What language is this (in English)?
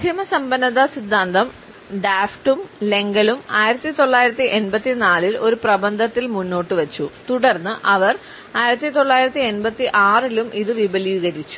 Malayalam